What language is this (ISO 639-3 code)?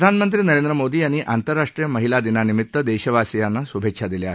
mar